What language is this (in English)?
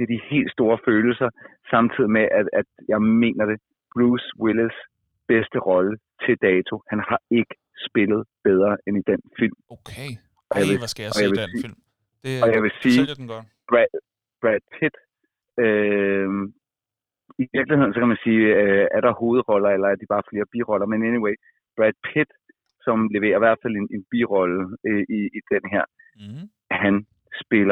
Danish